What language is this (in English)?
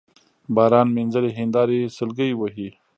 Pashto